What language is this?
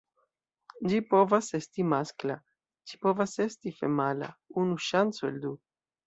Esperanto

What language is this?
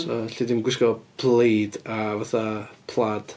Welsh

